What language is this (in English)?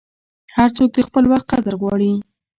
Pashto